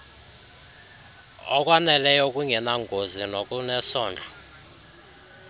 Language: Xhosa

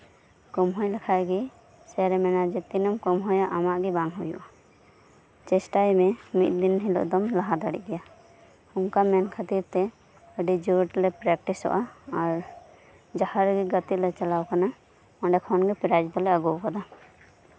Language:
Santali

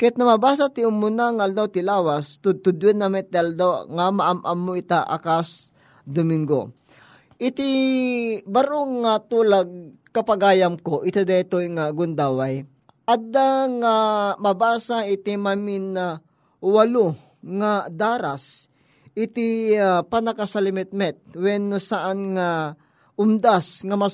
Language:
Filipino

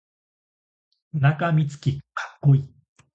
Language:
Japanese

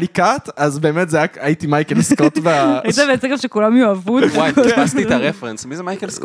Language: Hebrew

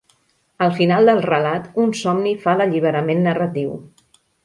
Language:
Catalan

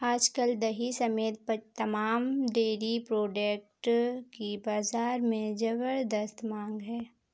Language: Hindi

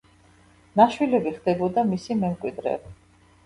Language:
Georgian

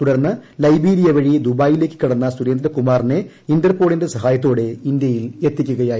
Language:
Malayalam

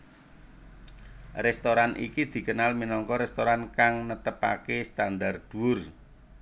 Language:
Javanese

